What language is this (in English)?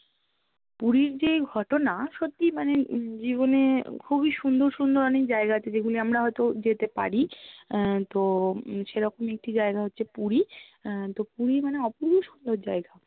Bangla